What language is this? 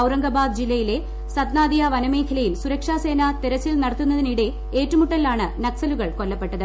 Malayalam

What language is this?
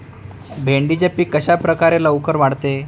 Marathi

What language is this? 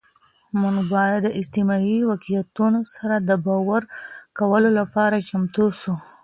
Pashto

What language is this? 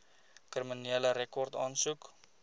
Afrikaans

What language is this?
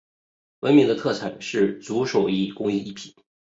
Chinese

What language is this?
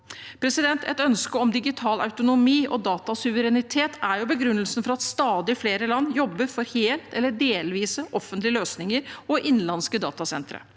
Norwegian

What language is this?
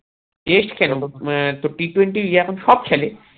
Bangla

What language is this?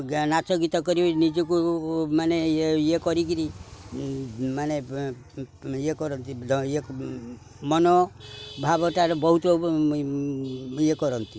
Odia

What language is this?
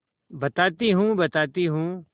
Hindi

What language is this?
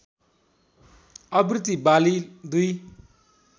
Nepali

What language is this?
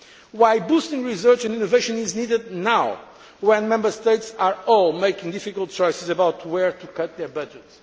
English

